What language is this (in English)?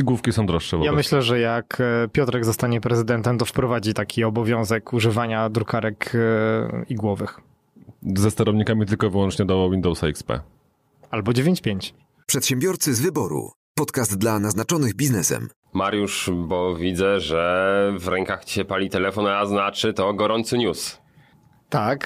Polish